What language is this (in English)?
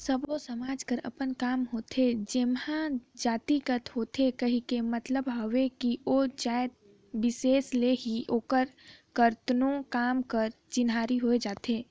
Chhattisgarhi